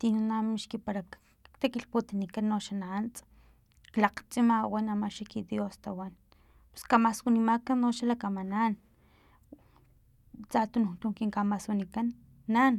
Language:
Filomena Mata-Coahuitlán Totonac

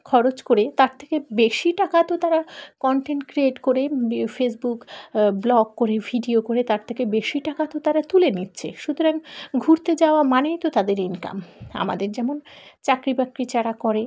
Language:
Bangla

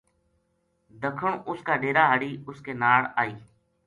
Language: Gujari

